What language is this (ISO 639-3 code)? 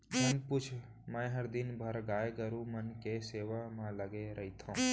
hne